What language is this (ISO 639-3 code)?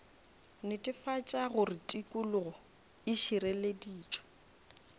nso